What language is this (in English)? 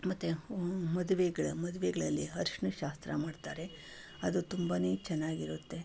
Kannada